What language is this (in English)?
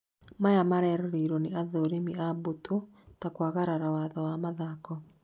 Kikuyu